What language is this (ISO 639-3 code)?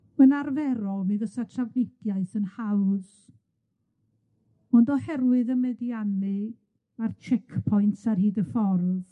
cym